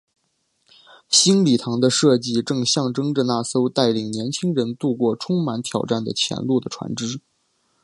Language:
Chinese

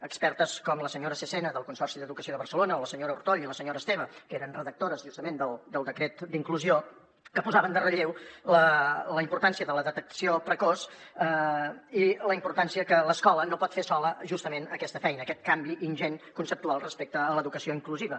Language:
Catalan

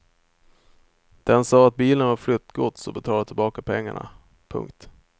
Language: Swedish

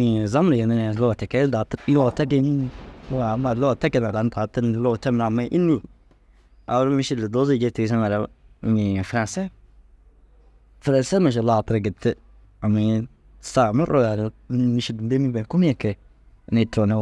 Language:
Dazaga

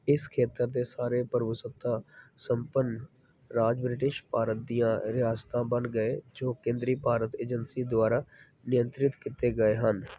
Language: Punjabi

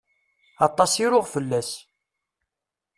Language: Kabyle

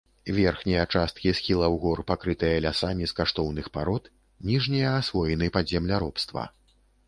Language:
Belarusian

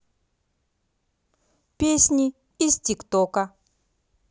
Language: Russian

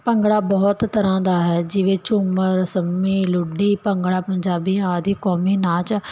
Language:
Punjabi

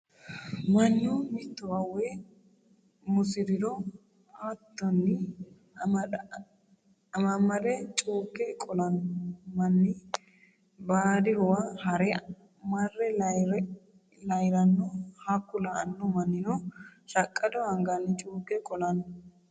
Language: Sidamo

